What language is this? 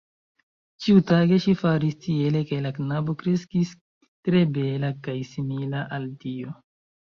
Esperanto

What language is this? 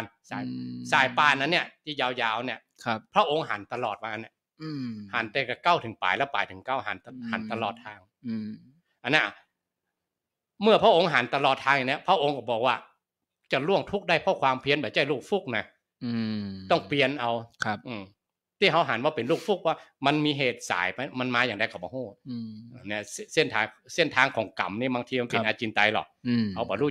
Thai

